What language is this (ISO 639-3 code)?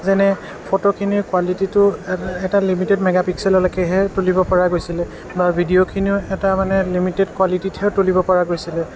asm